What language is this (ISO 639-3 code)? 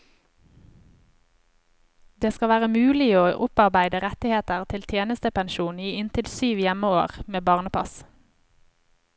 nor